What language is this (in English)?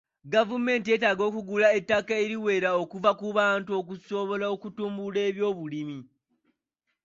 Ganda